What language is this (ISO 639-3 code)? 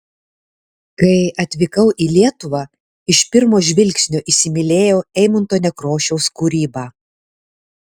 lit